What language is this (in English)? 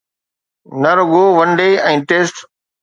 Sindhi